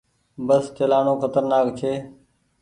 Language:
Goaria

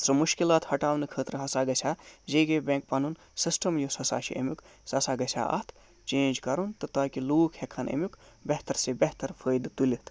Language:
Kashmiri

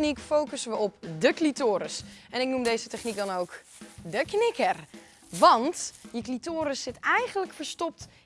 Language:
Dutch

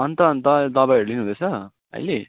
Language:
Nepali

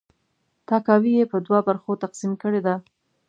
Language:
Pashto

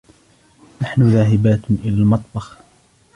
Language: Arabic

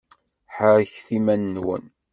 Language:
Kabyle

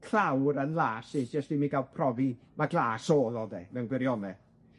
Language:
Welsh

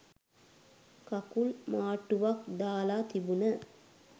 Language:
Sinhala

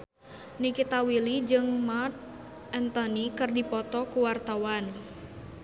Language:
Sundanese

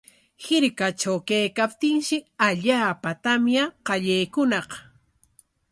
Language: Corongo Ancash Quechua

